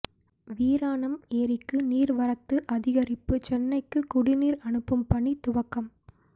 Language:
Tamil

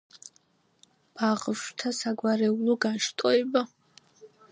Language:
Georgian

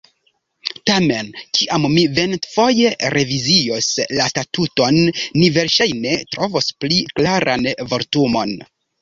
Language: Esperanto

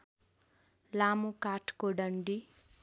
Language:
Nepali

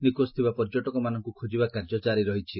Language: Odia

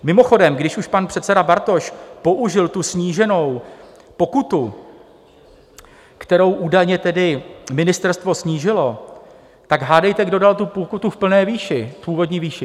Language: Czech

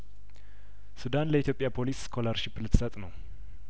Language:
Amharic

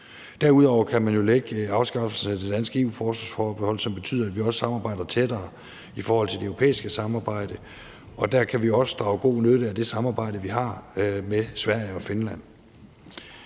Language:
Danish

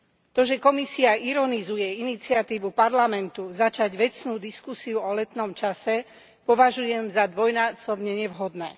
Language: Slovak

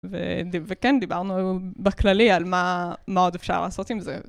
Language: Hebrew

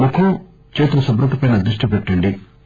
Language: Telugu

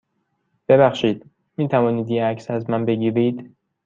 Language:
Persian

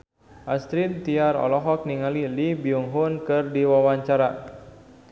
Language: Sundanese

